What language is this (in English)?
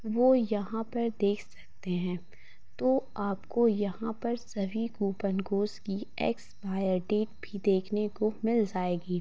Hindi